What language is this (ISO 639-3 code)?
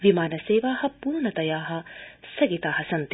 san